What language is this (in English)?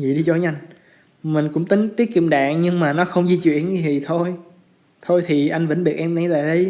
Vietnamese